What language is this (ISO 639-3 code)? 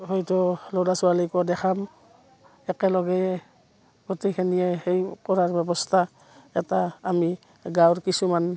asm